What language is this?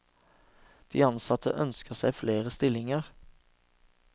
Norwegian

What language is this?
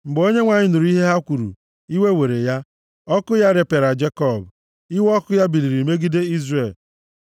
Igbo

